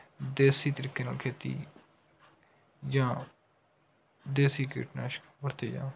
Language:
Punjabi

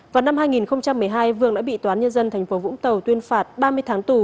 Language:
Vietnamese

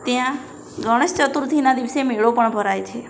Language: Gujarati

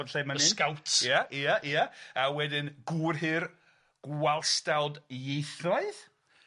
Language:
Welsh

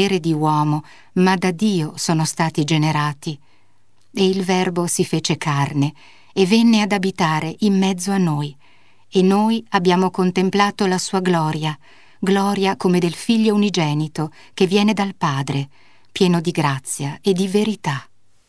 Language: Italian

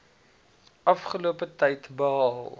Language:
Afrikaans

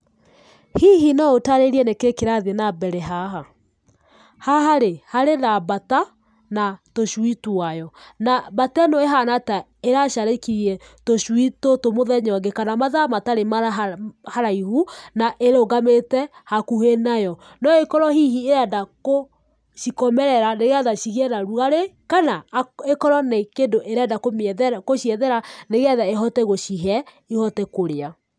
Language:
Kikuyu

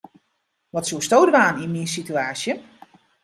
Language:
Western Frisian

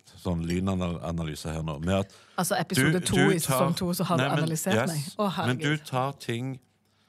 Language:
Norwegian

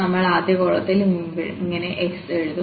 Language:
Malayalam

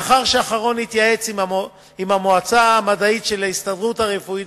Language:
Hebrew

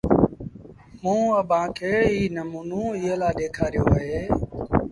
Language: Sindhi Bhil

